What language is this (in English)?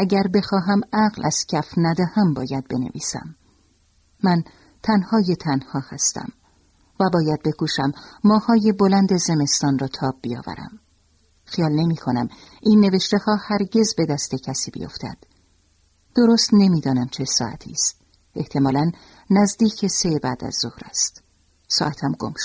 Persian